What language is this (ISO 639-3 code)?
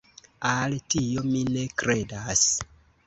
epo